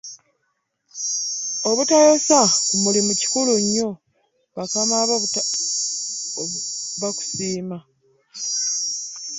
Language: Ganda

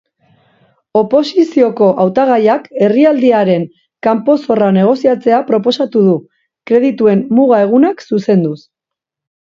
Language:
Basque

